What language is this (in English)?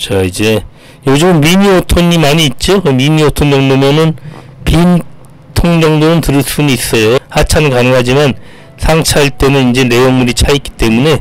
Korean